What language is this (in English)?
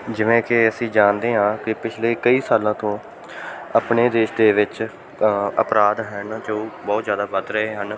Punjabi